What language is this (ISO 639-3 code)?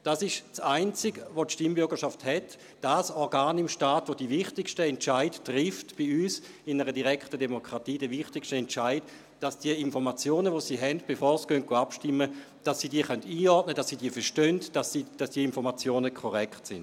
gsw